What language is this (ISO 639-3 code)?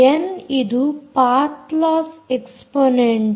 kan